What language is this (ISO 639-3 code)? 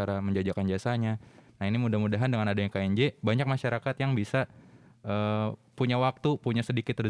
ind